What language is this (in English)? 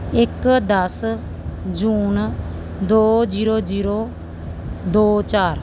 Punjabi